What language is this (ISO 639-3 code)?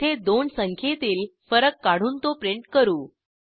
mar